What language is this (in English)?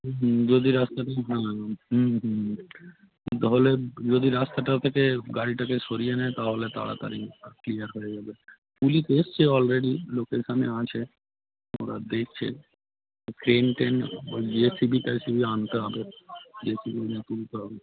Bangla